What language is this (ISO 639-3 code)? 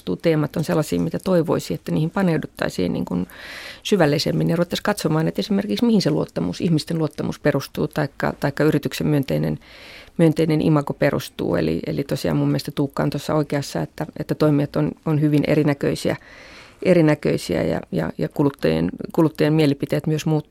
fin